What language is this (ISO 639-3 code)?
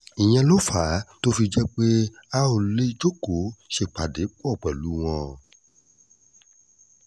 yor